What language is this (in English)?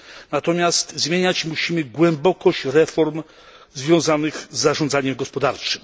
Polish